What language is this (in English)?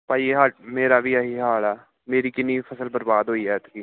Punjabi